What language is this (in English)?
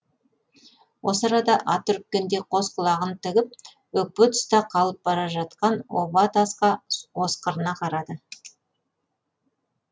Kazakh